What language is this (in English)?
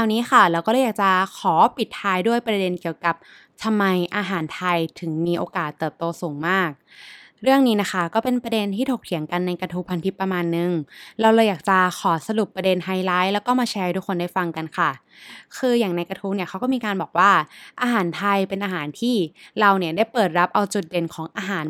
Thai